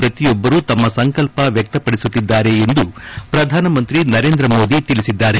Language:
Kannada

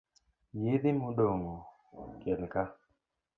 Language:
Luo (Kenya and Tanzania)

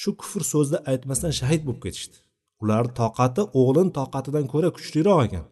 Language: Bulgarian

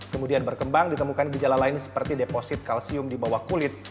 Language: Indonesian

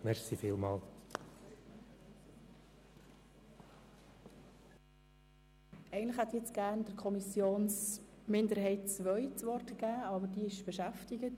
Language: Swiss German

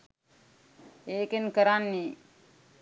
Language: Sinhala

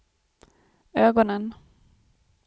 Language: Swedish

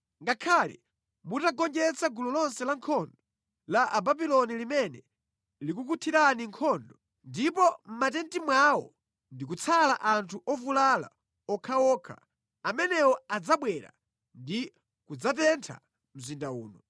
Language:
Nyanja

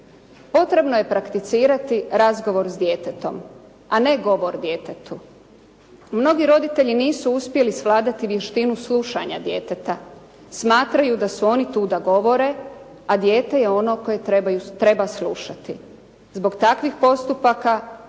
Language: Croatian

